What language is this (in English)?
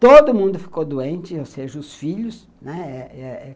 Portuguese